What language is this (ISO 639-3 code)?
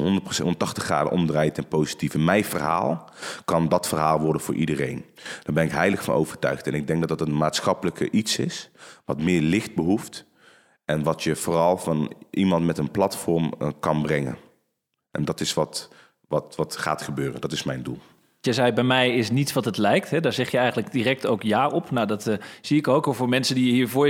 nld